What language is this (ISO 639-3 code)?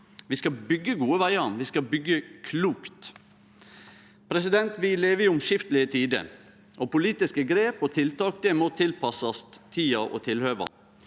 nor